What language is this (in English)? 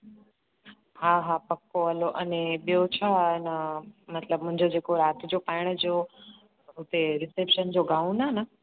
Sindhi